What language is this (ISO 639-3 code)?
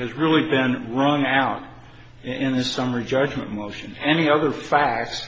eng